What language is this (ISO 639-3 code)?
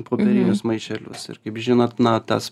lit